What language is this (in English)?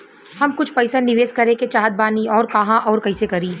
Bhojpuri